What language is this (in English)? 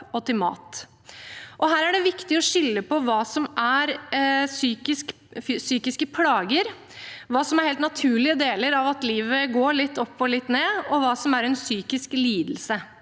Norwegian